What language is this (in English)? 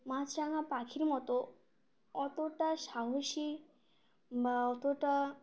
Bangla